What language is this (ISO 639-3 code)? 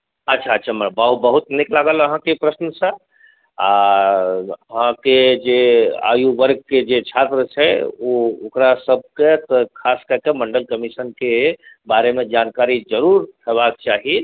mai